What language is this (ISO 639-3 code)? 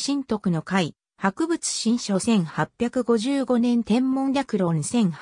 jpn